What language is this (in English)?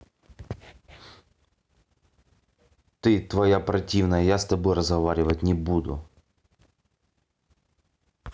Russian